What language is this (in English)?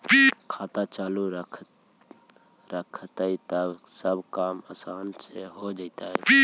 Magahi